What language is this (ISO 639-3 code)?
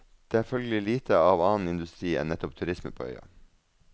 nor